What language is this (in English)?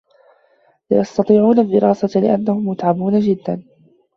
Arabic